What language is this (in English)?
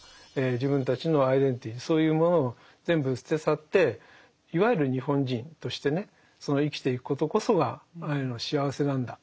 Japanese